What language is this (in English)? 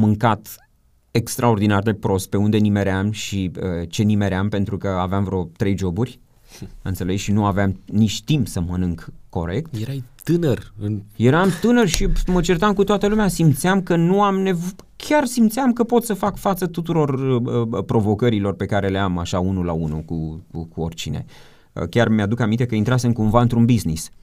Romanian